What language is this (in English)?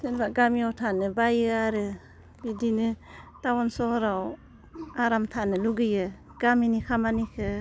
Bodo